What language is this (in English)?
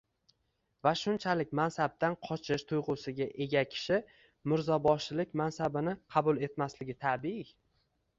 Uzbek